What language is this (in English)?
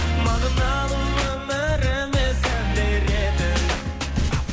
Kazakh